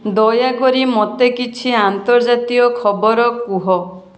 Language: Odia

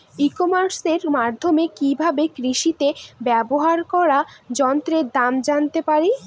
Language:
Bangla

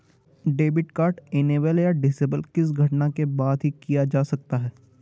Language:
Hindi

